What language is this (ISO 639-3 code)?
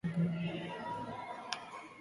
eus